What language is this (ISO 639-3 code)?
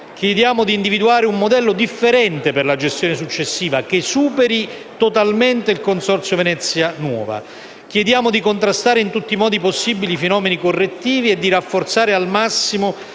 ita